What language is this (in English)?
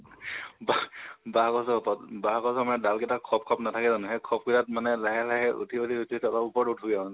Assamese